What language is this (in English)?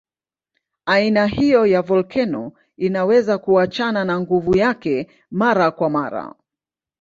Swahili